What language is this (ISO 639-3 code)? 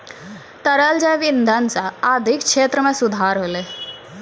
mai